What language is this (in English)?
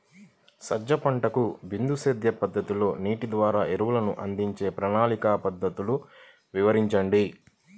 Telugu